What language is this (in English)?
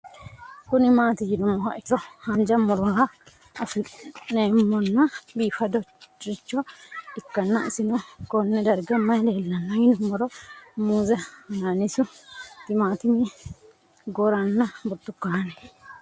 Sidamo